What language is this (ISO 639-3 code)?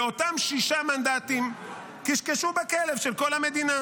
heb